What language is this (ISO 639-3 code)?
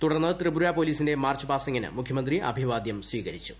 mal